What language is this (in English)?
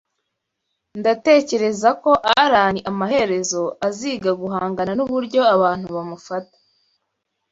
Kinyarwanda